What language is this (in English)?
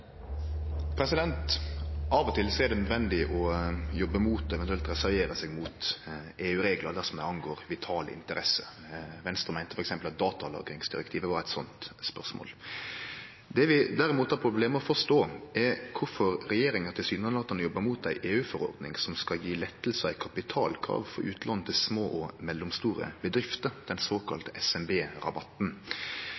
Norwegian